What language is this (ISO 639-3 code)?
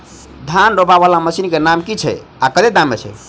mai